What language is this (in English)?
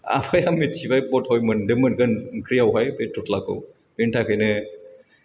Bodo